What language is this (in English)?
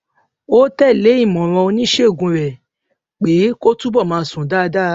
Yoruba